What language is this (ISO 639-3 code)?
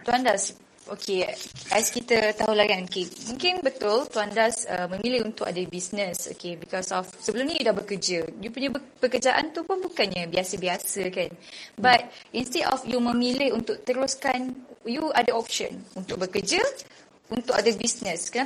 msa